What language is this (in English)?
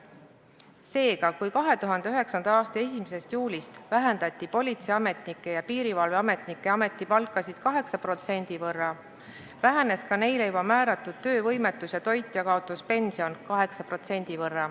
Estonian